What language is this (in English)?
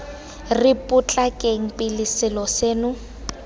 Tswana